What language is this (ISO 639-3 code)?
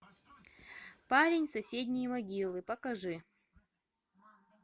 rus